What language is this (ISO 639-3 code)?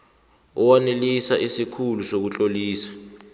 nbl